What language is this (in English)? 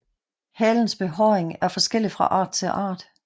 Danish